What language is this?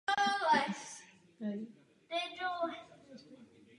Czech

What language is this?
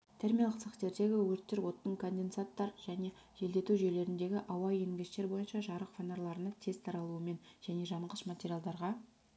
Kazakh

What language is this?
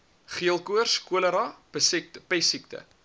Afrikaans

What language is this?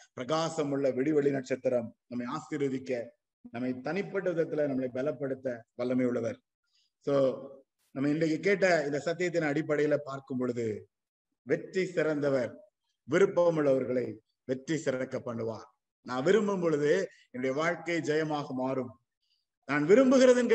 Tamil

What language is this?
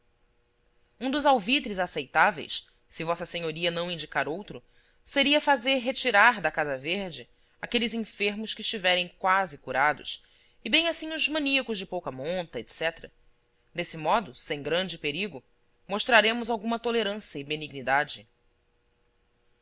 Portuguese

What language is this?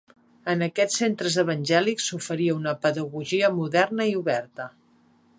Catalan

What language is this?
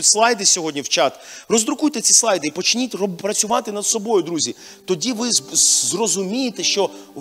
Ukrainian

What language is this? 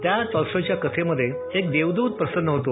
Marathi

